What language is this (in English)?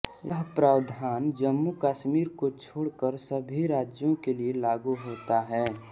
Hindi